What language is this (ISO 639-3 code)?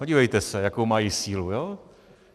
ces